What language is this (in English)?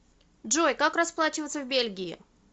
Russian